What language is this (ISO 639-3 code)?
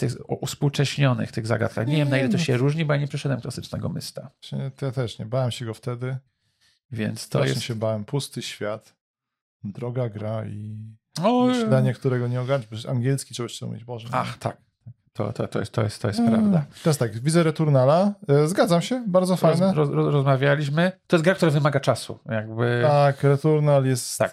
pol